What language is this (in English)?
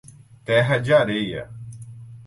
Portuguese